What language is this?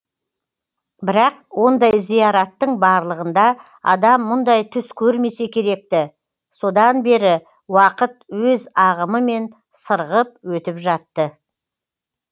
Kazakh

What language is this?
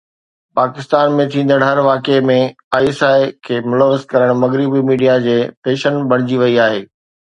Sindhi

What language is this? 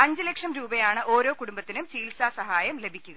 Malayalam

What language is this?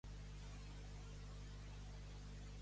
Catalan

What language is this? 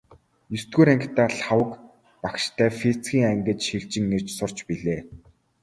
Mongolian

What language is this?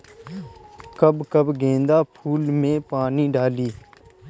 Bhojpuri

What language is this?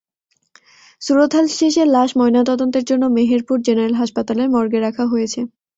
Bangla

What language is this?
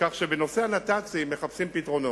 Hebrew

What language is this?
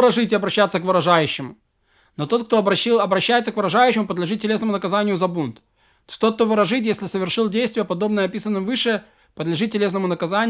Russian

